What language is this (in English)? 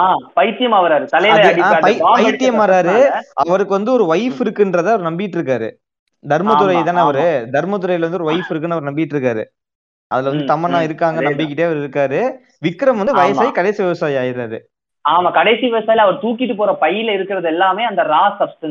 Tamil